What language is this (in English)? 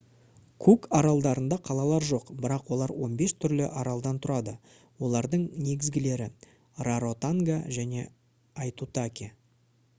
Kazakh